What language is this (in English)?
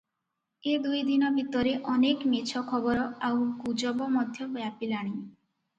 Odia